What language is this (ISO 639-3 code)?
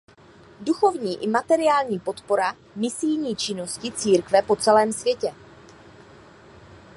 ces